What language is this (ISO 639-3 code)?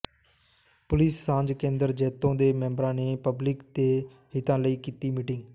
pan